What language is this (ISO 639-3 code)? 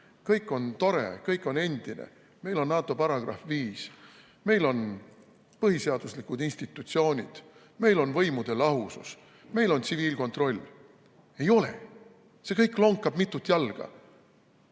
est